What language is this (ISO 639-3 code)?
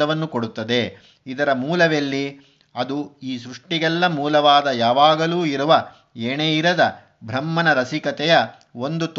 kan